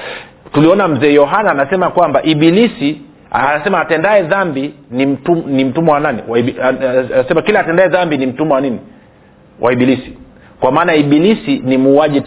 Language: Swahili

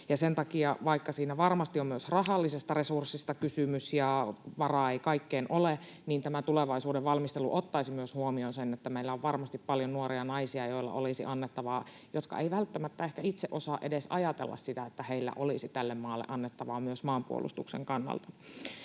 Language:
Finnish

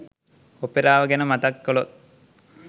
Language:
Sinhala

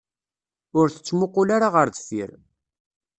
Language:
Kabyle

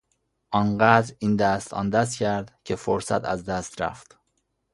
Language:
Persian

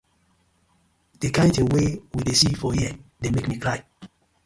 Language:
Nigerian Pidgin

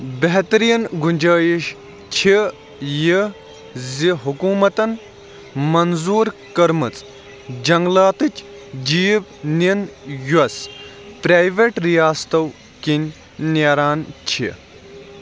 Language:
Kashmiri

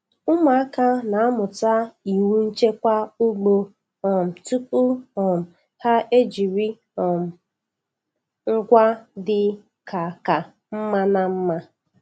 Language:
Igbo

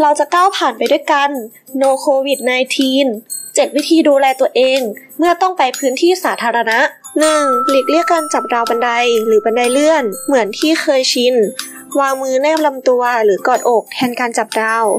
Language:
Thai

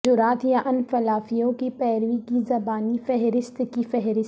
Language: Urdu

